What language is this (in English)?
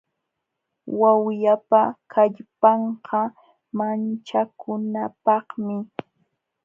Jauja Wanca Quechua